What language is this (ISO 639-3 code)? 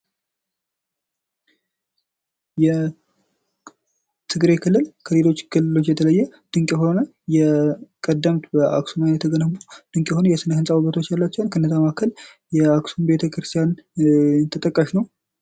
amh